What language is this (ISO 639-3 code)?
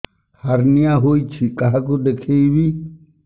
ori